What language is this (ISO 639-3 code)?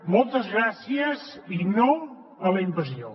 cat